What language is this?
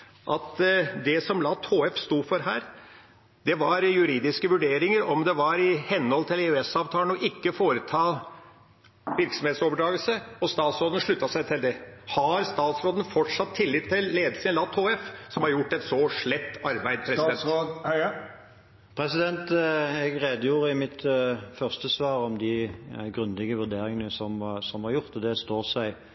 Norwegian Bokmål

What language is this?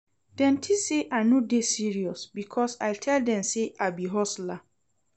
Nigerian Pidgin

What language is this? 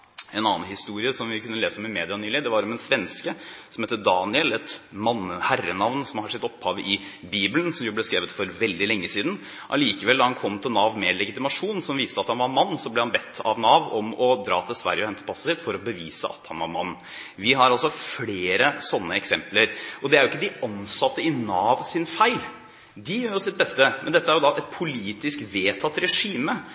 Norwegian Bokmål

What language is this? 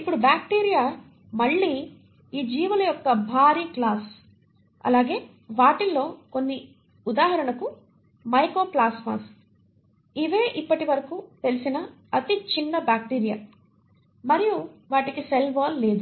Telugu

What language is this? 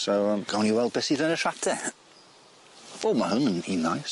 Welsh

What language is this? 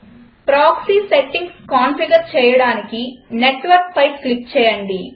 Telugu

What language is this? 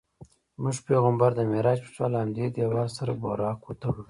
Pashto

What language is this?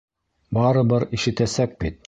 Bashkir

